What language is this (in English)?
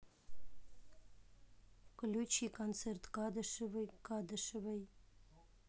Russian